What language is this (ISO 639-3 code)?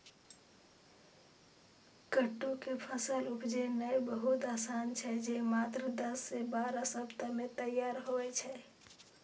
mai